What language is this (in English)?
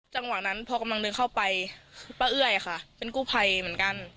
Thai